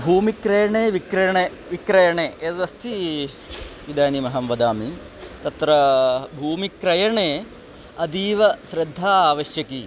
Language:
Sanskrit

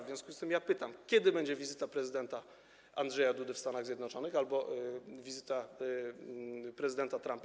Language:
Polish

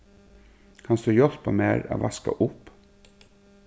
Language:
Faroese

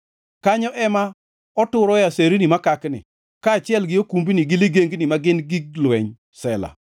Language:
Luo (Kenya and Tanzania)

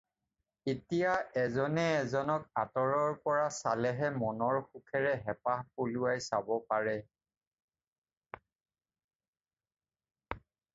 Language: Assamese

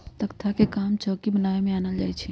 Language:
Magahi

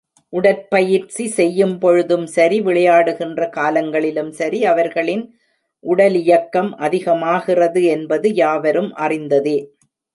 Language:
Tamil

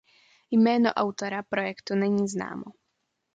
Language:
Czech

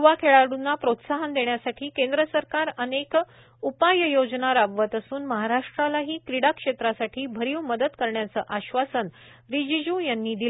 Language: Marathi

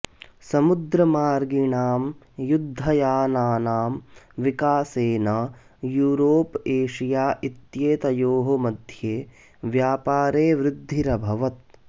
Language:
Sanskrit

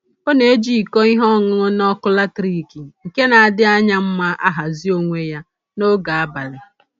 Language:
Igbo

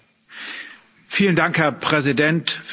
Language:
German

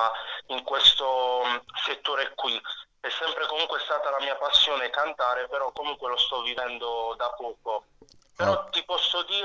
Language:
Italian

